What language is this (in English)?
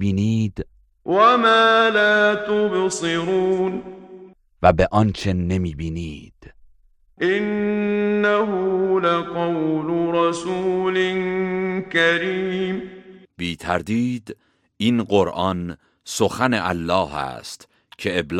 Persian